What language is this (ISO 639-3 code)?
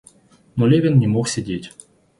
rus